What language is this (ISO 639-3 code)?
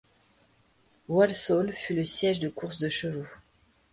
fra